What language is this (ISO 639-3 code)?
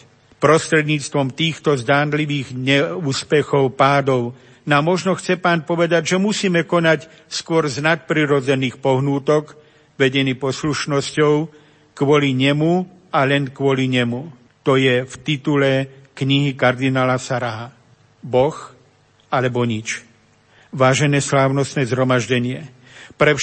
slk